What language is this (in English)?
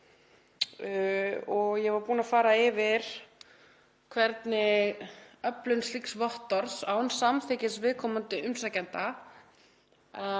Icelandic